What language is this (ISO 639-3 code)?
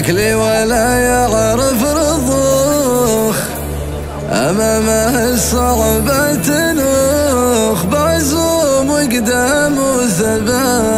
ara